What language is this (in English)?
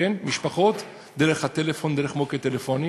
Hebrew